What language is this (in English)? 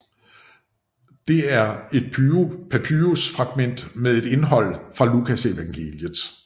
Danish